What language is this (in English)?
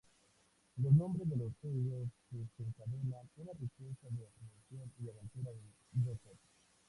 Spanish